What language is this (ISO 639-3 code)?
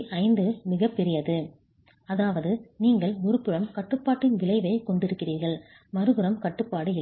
tam